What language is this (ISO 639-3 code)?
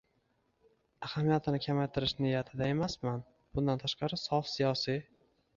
uzb